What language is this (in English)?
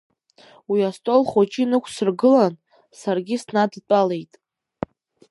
Abkhazian